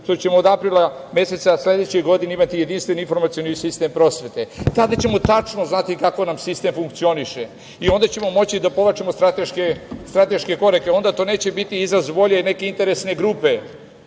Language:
Serbian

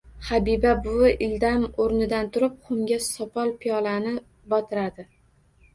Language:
Uzbek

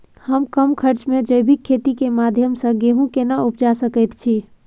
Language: Maithili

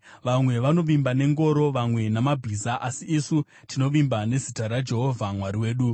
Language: Shona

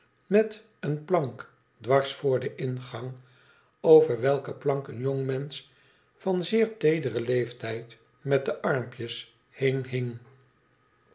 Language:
Dutch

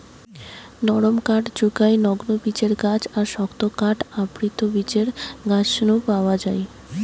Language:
Bangla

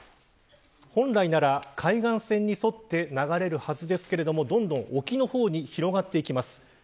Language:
Japanese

